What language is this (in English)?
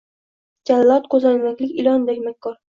Uzbek